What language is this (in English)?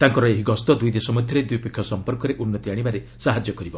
Odia